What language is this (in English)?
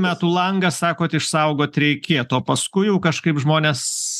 Lithuanian